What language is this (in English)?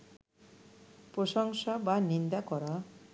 Bangla